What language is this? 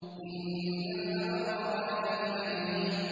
Arabic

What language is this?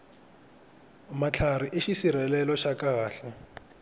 Tsonga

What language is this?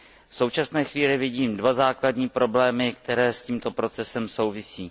Czech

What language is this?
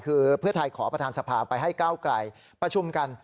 Thai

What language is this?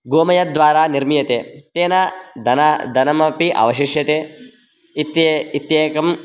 Sanskrit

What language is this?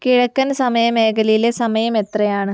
Malayalam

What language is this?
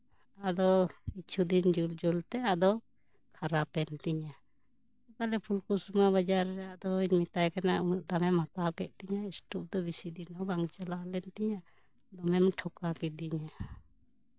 Santali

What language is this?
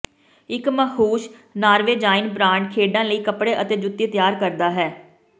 Punjabi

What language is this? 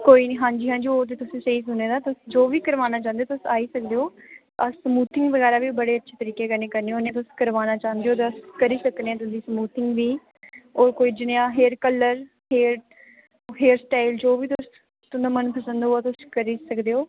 Dogri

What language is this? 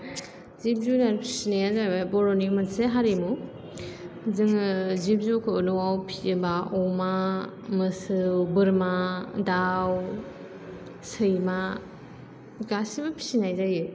Bodo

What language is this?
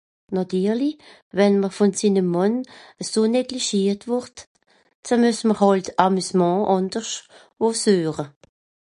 Swiss German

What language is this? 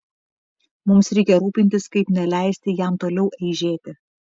Lithuanian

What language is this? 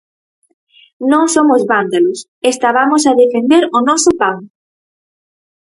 Galician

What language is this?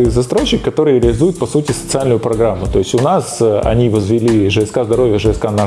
Russian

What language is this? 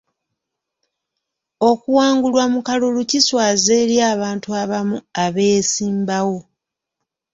Ganda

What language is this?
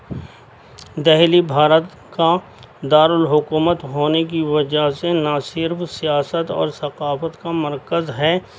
Urdu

